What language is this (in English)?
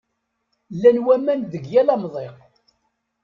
Kabyle